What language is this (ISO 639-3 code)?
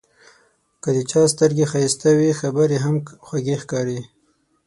pus